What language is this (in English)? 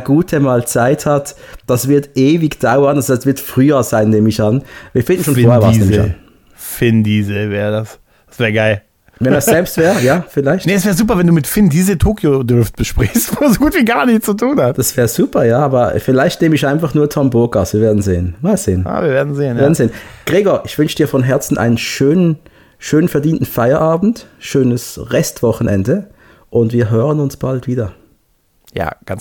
German